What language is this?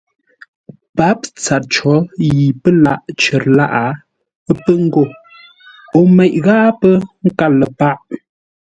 Ngombale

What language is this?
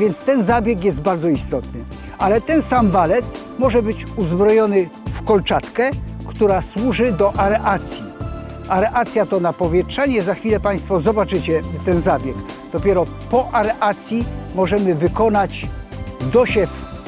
Polish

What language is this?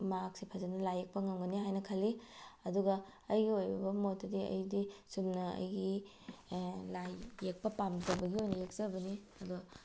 Manipuri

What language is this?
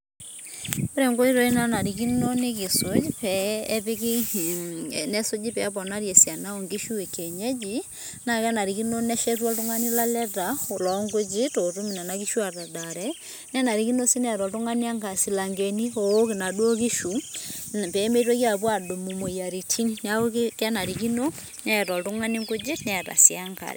Masai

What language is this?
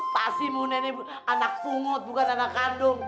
Indonesian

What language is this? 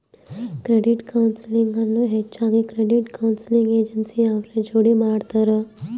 Kannada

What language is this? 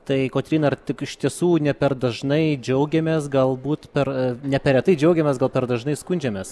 Lithuanian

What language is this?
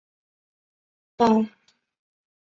Chinese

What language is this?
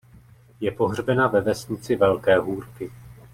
Czech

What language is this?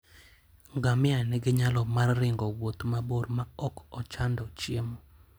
Luo (Kenya and Tanzania)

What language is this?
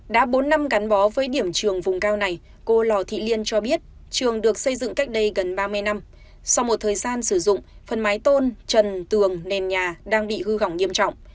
Vietnamese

